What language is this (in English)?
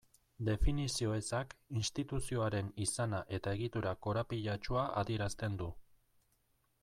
Basque